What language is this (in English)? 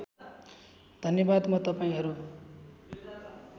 Nepali